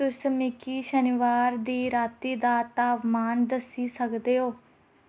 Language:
Dogri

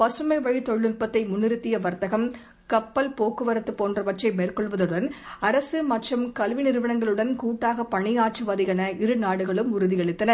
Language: Tamil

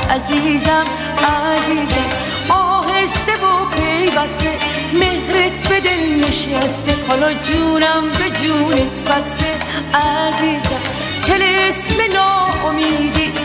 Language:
Persian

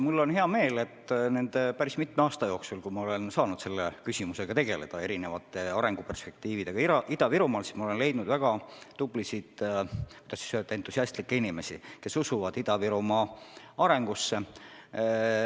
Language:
Estonian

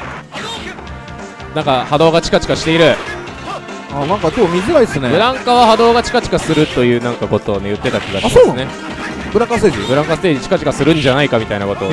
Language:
Japanese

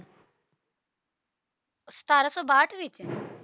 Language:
Punjabi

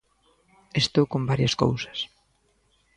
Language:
Galician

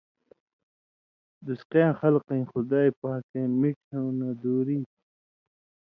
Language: Indus Kohistani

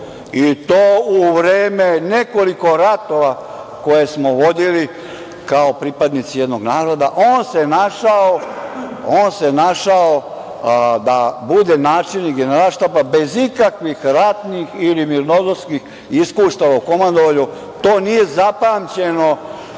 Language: Serbian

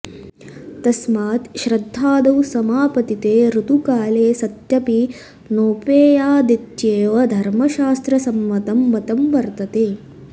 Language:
Sanskrit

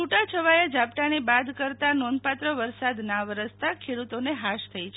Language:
Gujarati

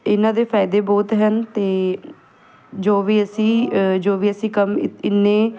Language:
Punjabi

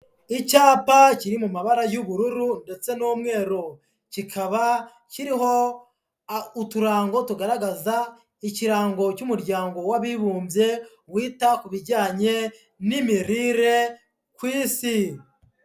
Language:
Kinyarwanda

